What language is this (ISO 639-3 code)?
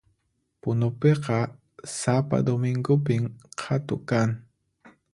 qxp